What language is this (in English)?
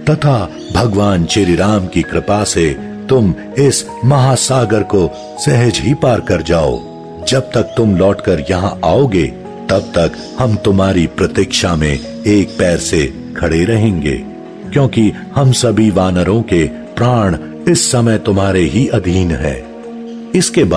Hindi